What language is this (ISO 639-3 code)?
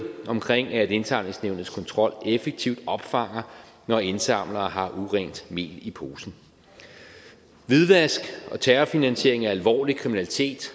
dan